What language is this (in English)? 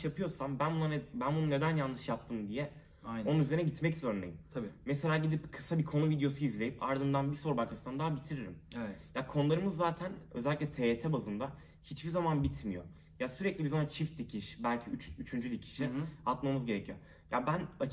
Turkish